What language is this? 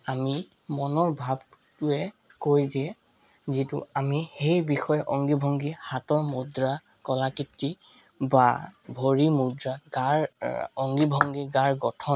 Assamese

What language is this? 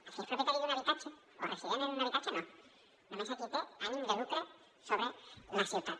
Catalan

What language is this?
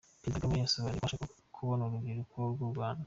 Kinyarwanda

